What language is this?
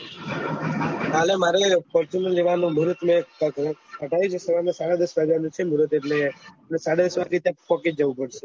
Gujarati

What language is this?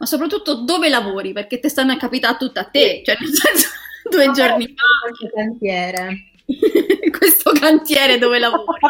Italian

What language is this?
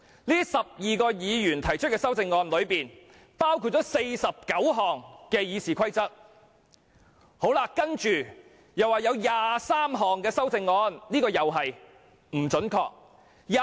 Cantonese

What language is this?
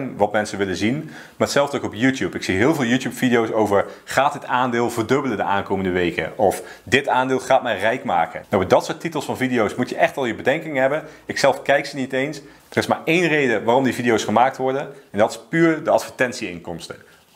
Dutch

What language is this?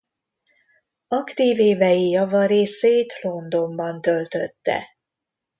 Hungarian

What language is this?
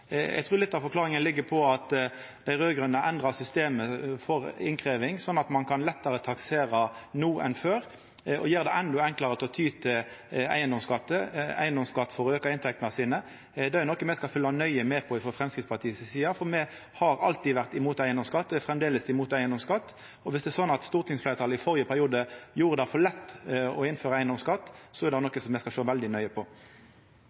Norwegian Nynorsk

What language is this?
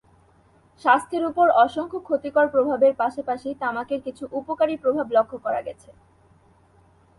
Bangla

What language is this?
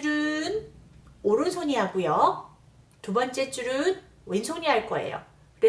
Korean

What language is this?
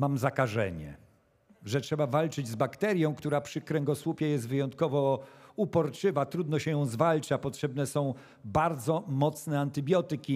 Polish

